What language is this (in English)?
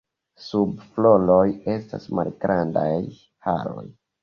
Esperanto